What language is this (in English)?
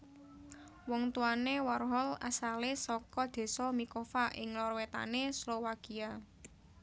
Javanese